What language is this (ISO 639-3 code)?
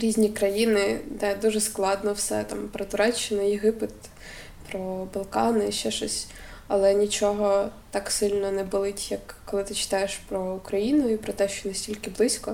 ukr